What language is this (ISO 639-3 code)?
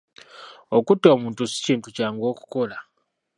lug